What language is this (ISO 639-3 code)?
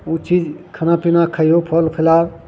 mai